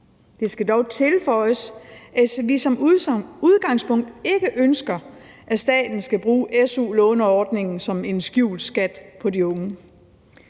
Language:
Danish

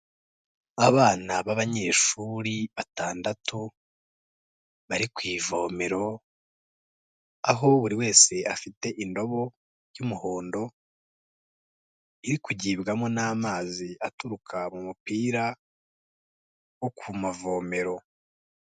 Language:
Kinyarwanda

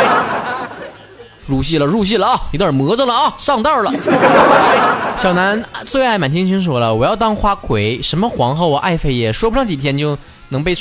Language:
Chinese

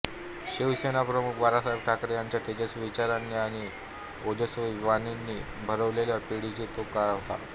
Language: Marathi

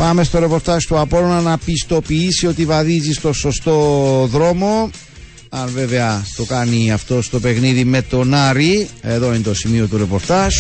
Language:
Greek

